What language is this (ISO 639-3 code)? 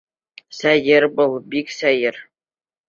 bak